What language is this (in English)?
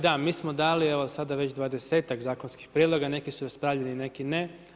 Croatian